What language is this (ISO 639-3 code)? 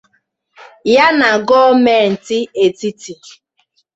ibo